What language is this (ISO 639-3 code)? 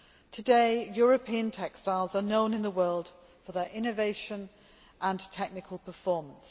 eng